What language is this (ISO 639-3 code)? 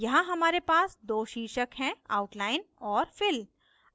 hin